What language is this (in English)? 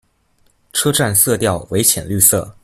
Chinese